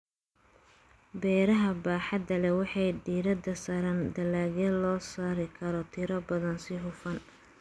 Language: Somali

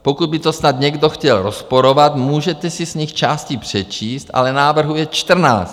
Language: Czech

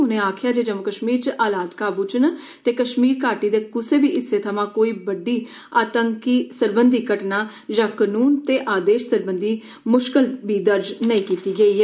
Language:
Dogri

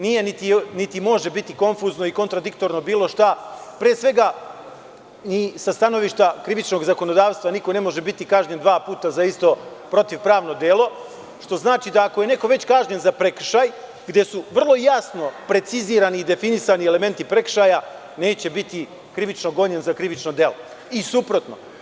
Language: Serbian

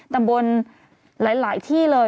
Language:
Thai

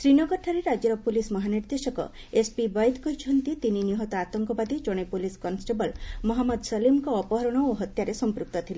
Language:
Odia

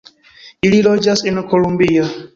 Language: Esperanto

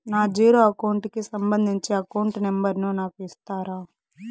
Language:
Telugu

